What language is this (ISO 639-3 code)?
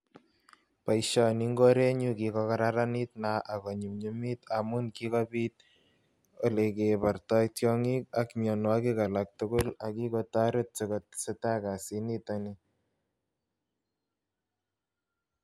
kln